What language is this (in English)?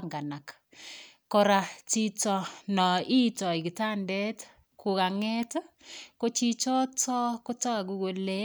Kalenjin